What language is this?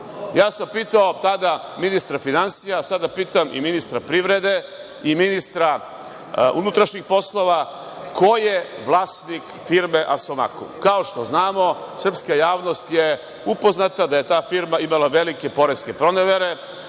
Serbian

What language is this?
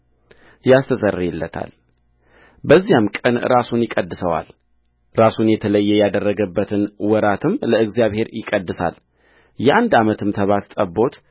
Amharic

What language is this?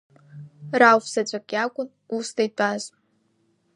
Abkhazian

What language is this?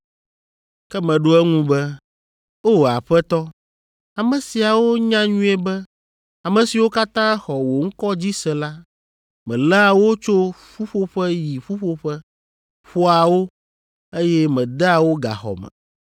Ewe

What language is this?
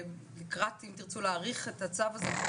Hebrew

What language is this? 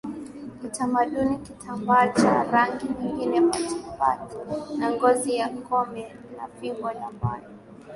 Swahili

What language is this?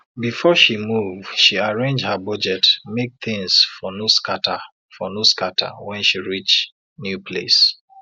Nigerian Pidgin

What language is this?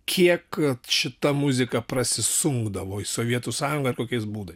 Lithuanian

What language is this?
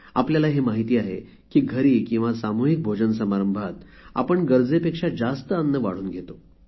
Marathi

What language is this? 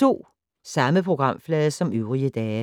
Danish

